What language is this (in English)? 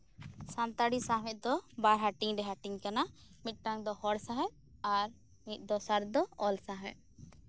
Santali